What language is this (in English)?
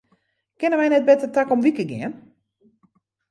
Western Frisian